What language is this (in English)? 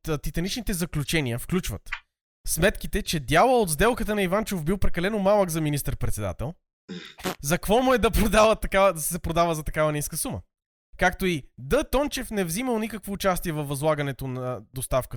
Bulgarian